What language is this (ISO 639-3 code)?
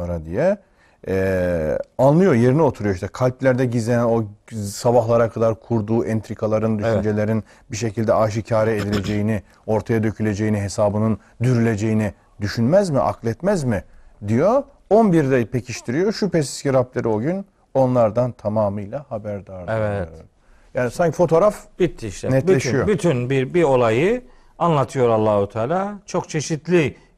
tur